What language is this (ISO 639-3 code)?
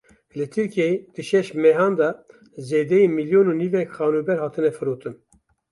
kur